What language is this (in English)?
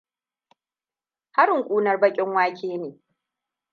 Hausa